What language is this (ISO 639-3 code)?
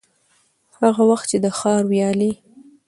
pus